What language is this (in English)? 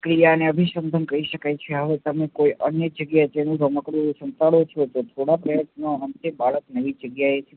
Gujarati